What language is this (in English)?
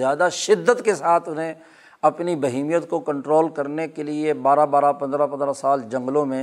Urdu